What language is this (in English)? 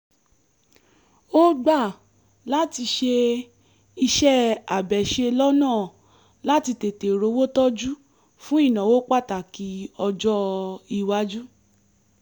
Yoruba